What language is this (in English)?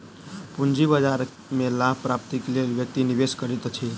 Maithili